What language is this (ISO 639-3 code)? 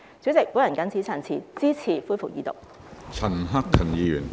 yue